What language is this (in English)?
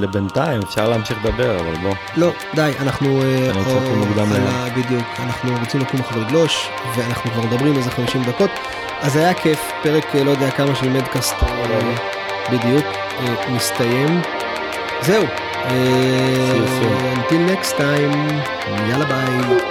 Hebrew